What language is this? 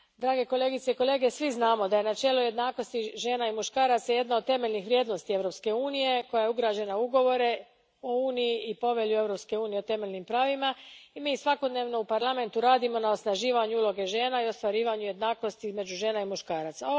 Croatian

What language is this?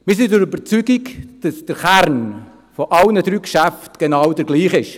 Swiss German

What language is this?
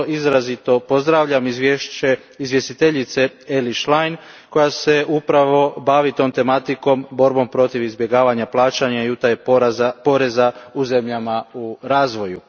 Croatian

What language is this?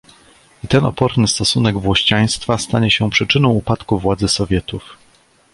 Polish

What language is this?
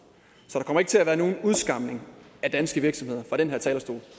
Danish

